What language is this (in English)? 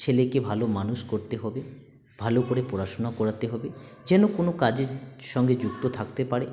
Bangla